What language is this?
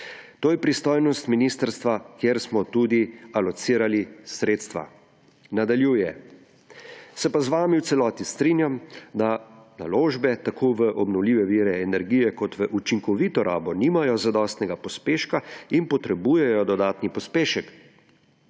Slovenian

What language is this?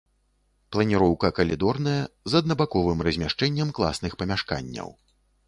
Belarusian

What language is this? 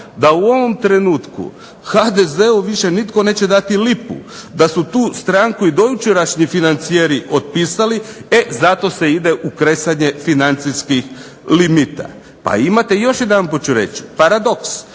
Croatian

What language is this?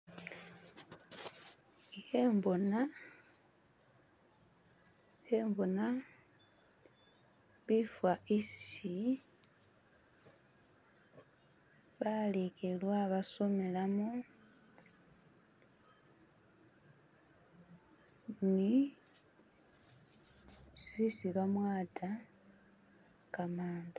Masaaba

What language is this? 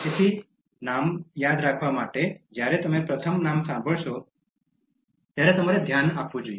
Gujarati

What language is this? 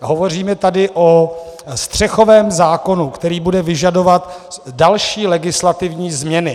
Czech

